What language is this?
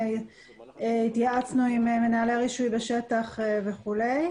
Hebrew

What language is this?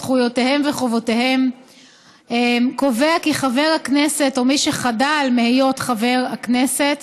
Hebrew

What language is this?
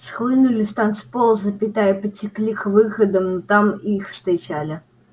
Russian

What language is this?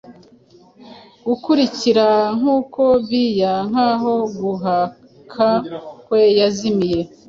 Kinyarwanda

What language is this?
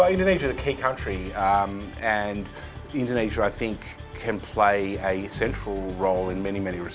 Indonesian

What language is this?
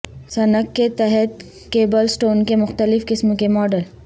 Urdu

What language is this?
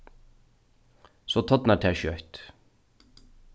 Faroese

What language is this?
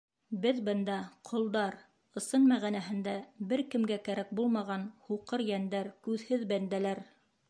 Bashkir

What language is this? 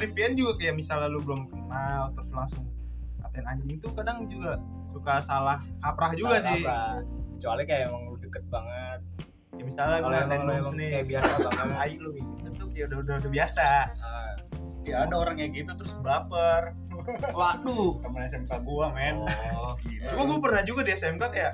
Indonesian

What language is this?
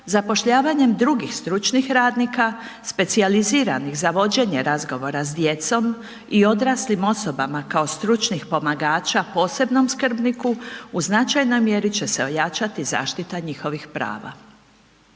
Croatian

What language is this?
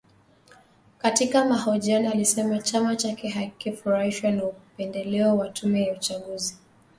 Swahili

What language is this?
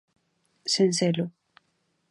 Galician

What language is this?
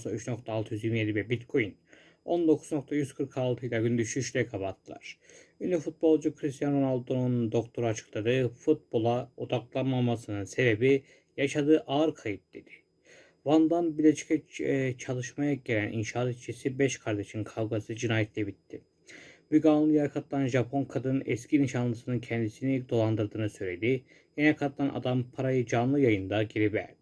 Turkish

